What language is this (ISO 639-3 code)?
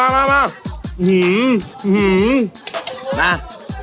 tha